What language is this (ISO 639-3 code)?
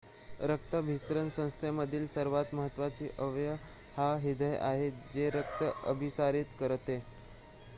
mar